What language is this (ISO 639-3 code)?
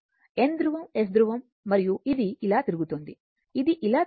tel